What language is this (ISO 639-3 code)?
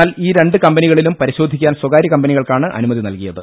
mal